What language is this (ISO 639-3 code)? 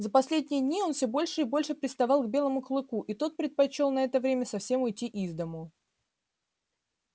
rus